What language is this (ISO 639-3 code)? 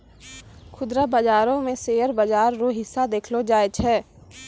mai